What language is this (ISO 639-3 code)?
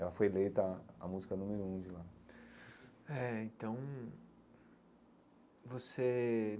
por